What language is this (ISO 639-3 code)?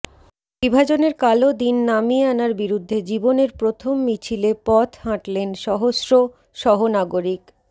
ben